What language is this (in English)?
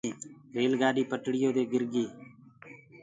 Gurgula